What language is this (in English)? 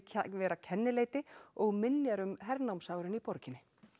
Icelandic